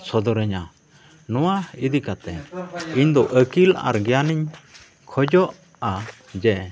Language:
Santali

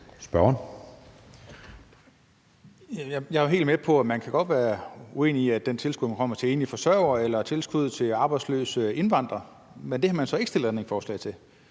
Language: Danish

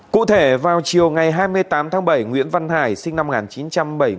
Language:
Vietnamese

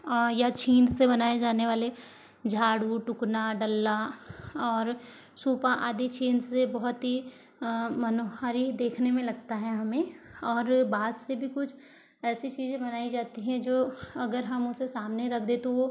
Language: Hindi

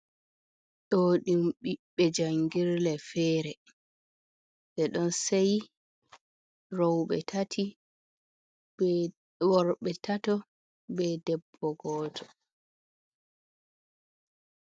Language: Fula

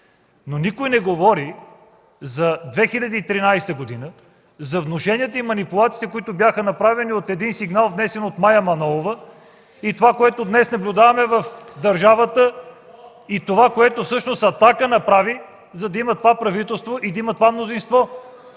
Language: Bulgarian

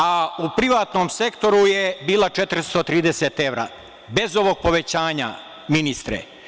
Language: Serbian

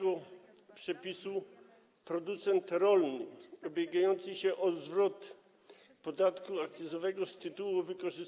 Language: Polish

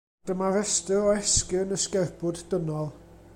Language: Welsh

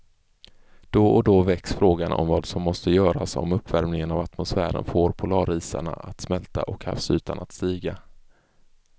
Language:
Swedish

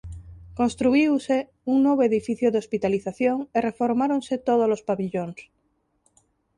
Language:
Galician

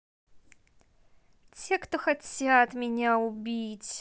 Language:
Russian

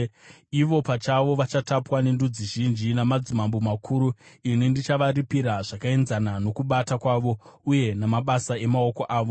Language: Shona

